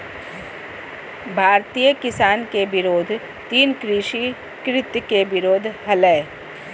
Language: Magahi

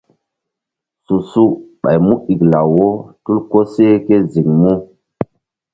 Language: Mbum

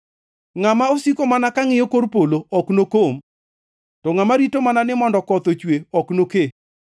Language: Luo (Kenya and Tanzania)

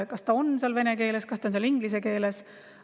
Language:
Estonian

